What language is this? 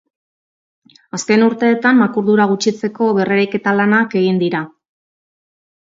Basque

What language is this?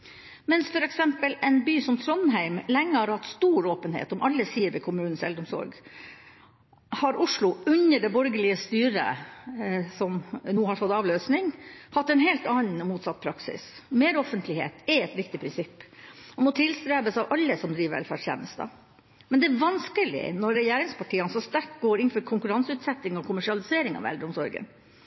Norwegian Bokmål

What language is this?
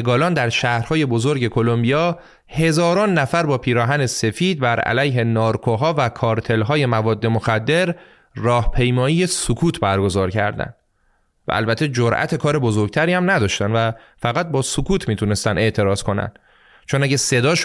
Persian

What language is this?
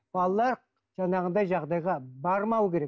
Kazakh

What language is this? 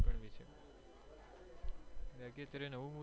Gujarati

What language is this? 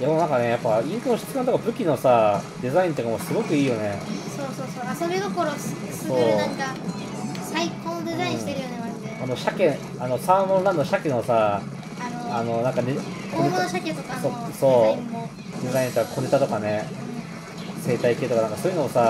Japanese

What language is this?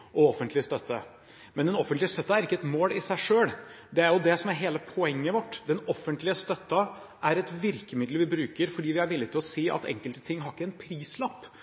Norwegian Bokmål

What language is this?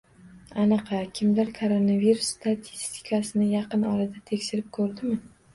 Uzbek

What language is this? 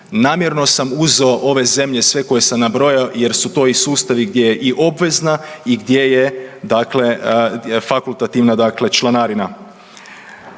Croatian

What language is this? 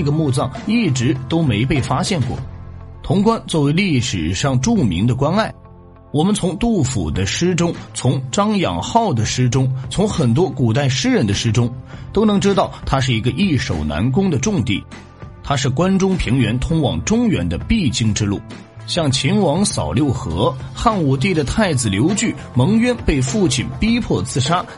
Chinese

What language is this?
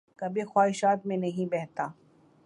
Urdu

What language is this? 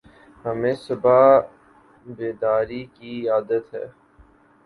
Urdu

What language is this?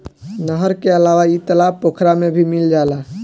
Bhojpuri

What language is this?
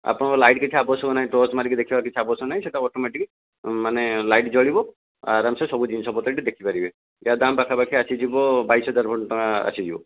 Odia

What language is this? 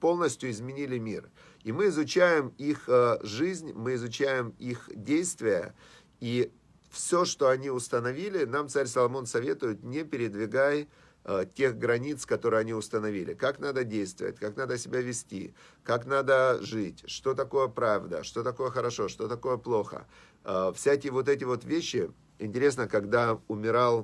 Russian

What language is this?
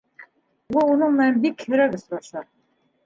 Bashkir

